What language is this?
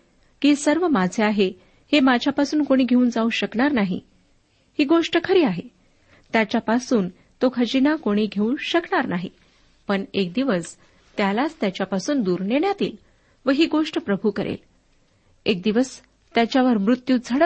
Marathi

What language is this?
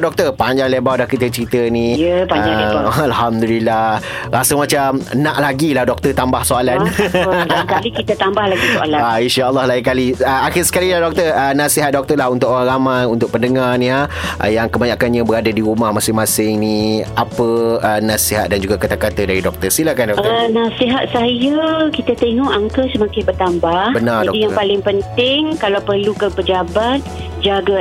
Malay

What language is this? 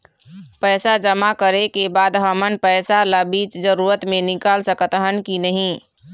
Chhattisgarhi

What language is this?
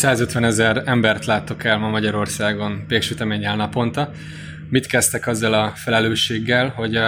Hungarian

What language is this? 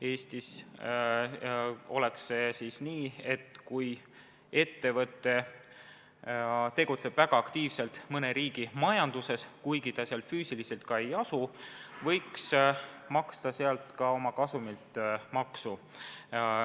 Estonian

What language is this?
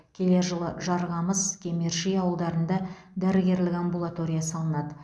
Kazakh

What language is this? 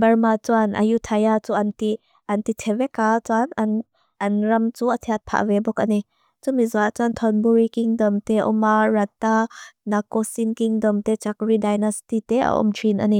Mizo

